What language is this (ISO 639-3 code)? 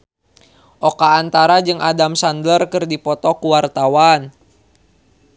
sun